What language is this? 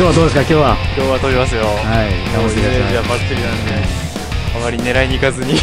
Japanese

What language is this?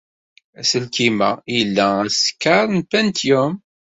Kabyle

